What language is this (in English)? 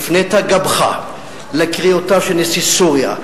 Hebrew